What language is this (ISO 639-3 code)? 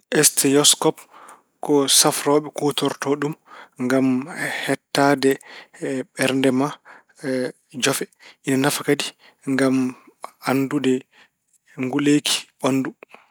ful